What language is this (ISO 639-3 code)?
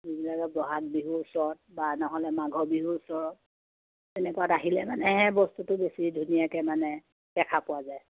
asm